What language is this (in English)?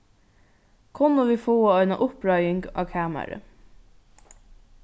Faroese